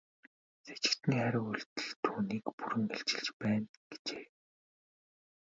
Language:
Mongolian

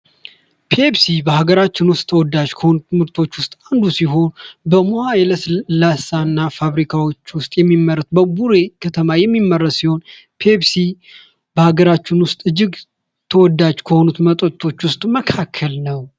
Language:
Amharic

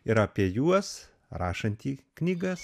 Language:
Lithuanian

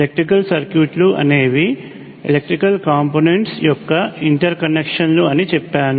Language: Telugu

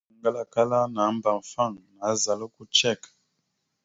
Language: Mada (Cameroon)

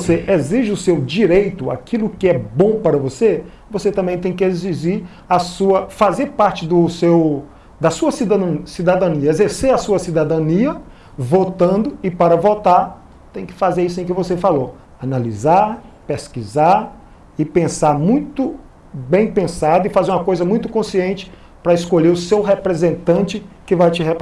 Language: Portuguese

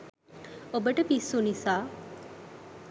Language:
Sinhala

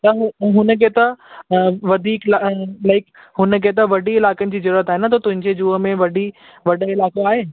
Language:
Sindhi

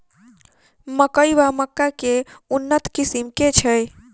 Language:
Maithili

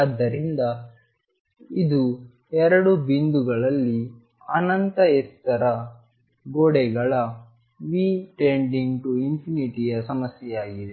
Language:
Kannada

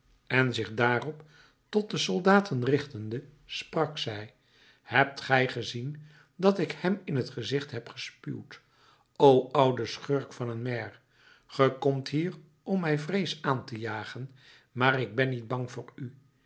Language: Dutch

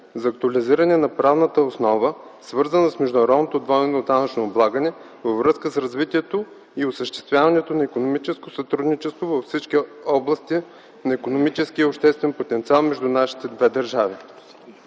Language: Bulgarian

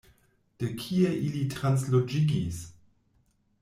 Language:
Esperanto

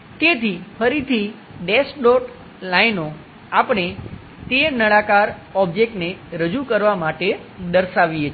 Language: Gujarati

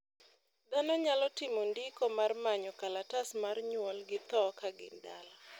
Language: Luo (Kenya and Tanzania)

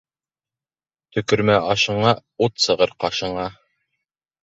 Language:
Bashkir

